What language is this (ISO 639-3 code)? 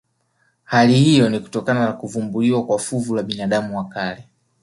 swa